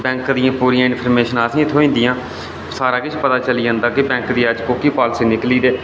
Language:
Dogri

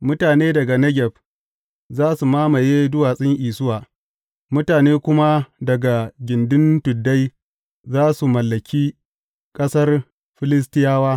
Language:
Hausa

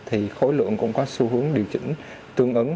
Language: Vietnamese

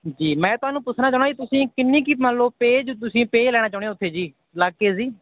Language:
Punjabi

